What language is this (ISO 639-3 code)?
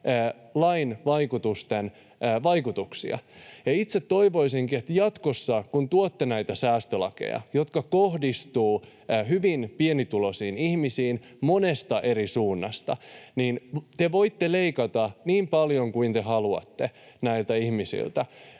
fin